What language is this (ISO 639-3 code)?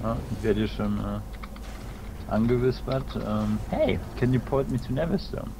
deu